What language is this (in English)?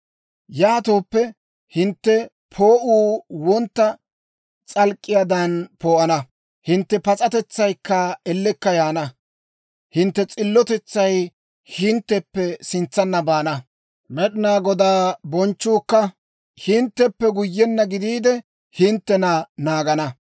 Dawro